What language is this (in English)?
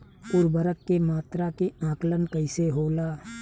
Bhojpuri